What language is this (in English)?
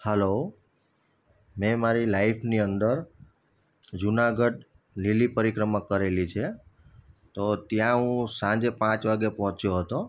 Gujarati